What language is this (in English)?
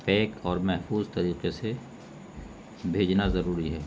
Urdu